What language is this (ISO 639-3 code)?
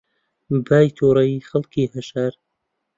ckb